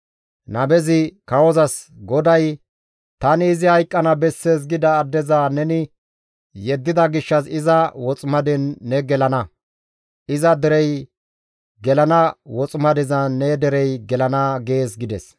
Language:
Gamo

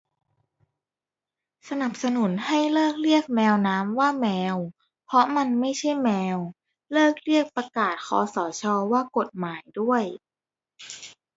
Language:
Thai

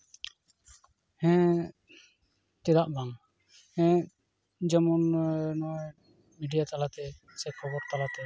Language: Santali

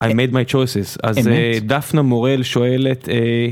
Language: Hebrew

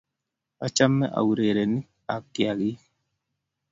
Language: Kalenjin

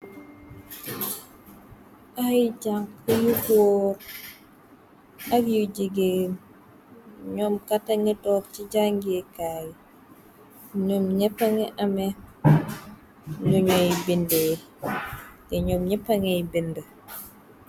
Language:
Wolof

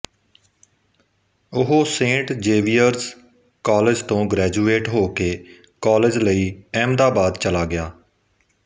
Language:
Punjabi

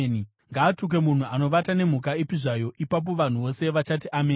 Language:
Shona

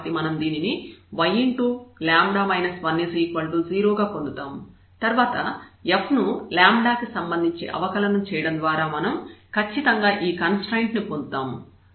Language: Telugu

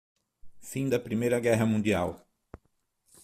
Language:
Portuguese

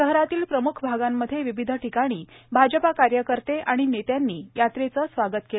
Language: Marathi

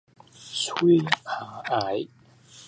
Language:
Min Nan Chinese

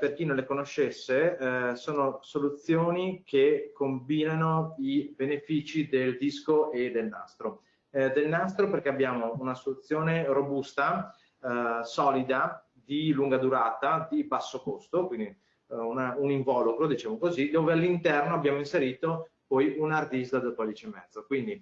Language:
Italian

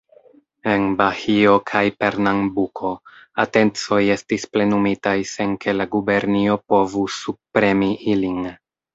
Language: Esperanto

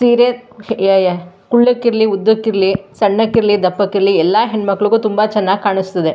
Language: Kannada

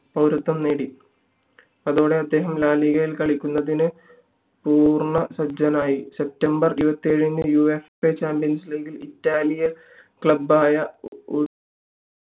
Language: Malayalam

